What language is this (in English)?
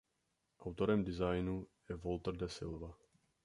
Czech